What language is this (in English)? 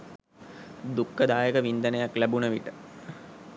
Sinhala